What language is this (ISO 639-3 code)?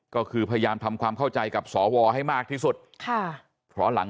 tha